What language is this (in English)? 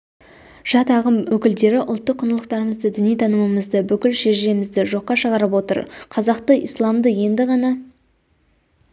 Kazakh